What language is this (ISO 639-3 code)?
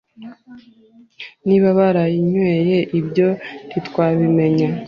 kin